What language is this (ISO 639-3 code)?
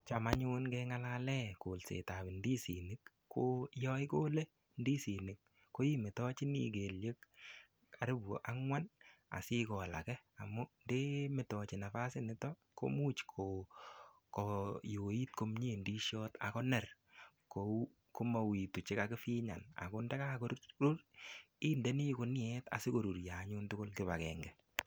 kln